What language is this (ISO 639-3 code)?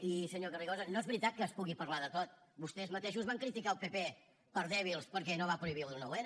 cat